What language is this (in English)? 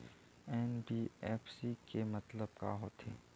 Chhattisgarhi